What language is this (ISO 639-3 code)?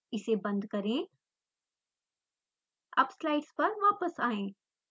hin